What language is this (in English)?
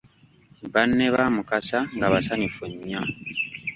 Ganda